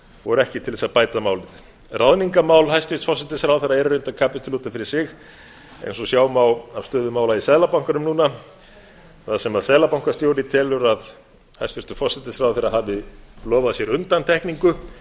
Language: Icelandic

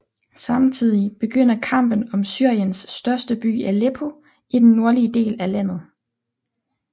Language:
Danish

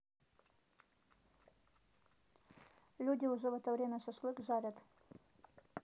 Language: Russian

